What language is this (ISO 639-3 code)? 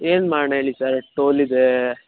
kan